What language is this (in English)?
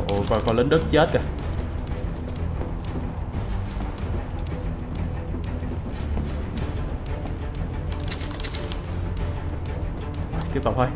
Vietnamese